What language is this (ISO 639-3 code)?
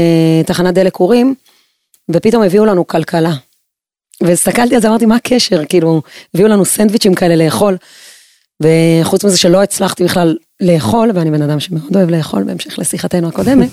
heb